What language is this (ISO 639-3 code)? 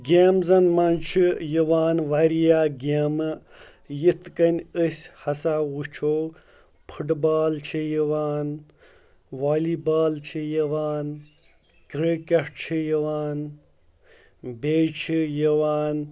kas